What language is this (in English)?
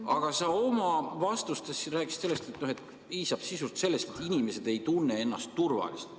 Estonian